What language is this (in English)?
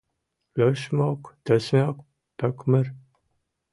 Mari